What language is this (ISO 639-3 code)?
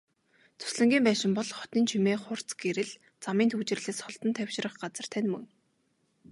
mon